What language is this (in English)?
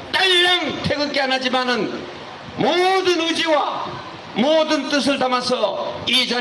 Korean